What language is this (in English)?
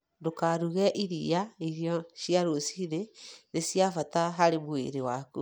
Kikuyu